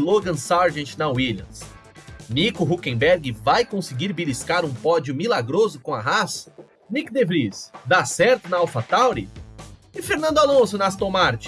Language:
Portuguese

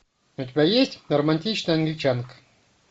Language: Russian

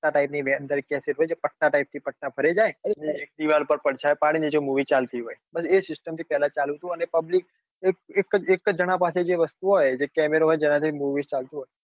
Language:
Gujarati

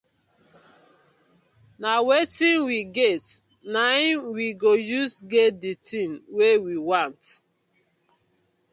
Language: Nigerian Pidgin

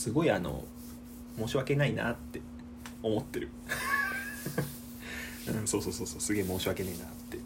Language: Japanese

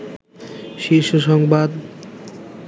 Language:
Bangla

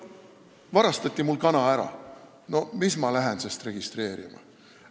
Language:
Estonian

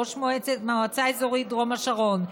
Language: Hebrew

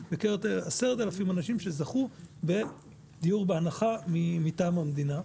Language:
Hebrew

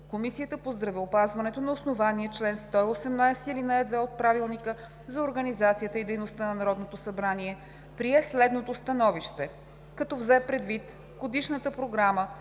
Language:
Bulgarian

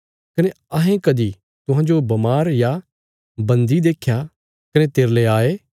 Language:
Bilaspuri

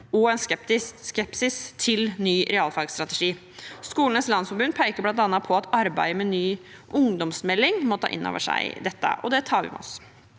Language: Norwegian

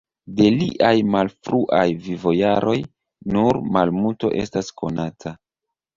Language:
Esperanto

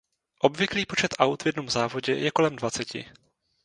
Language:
Czech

